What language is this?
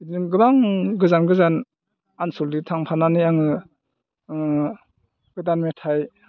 Bodo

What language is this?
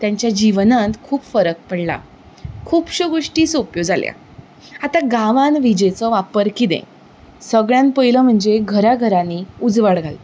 Konkani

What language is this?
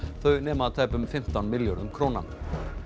Icelandic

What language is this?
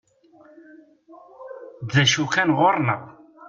Kabyle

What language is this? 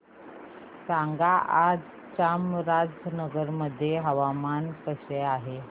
Marathi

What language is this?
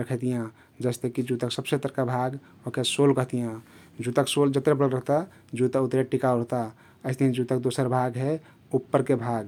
Kathoriya Tharu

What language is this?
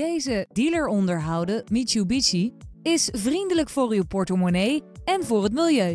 Dutch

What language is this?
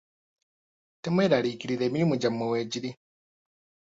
Ganda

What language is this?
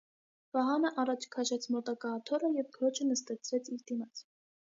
Armenian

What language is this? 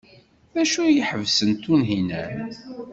Kabyle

